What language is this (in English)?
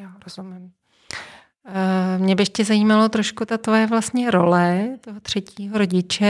Czech